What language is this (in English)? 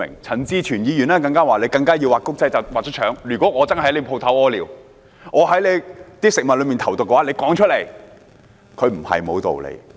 Cantonese